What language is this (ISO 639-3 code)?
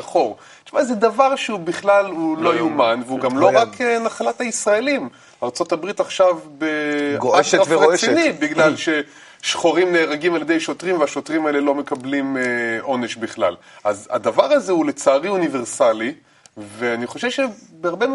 heb